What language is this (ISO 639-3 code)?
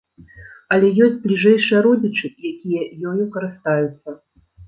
bel